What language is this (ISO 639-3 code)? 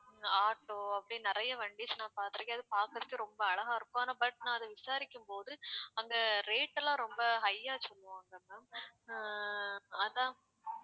tam